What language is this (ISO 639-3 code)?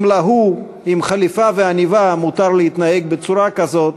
heb